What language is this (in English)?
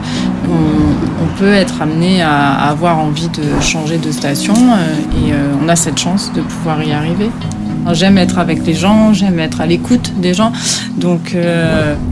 French